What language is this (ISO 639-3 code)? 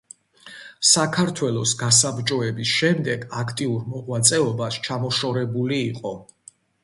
kat